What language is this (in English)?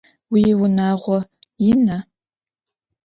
Adyghe